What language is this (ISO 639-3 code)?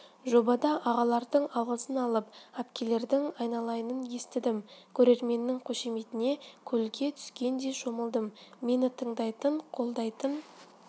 kaz